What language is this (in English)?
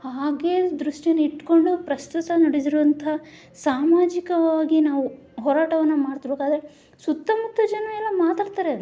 Kannada